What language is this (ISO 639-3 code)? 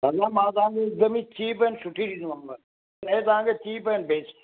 snd